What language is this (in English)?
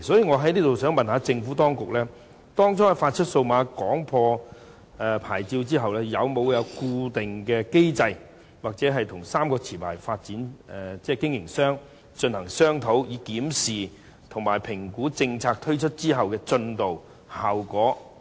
Cantonese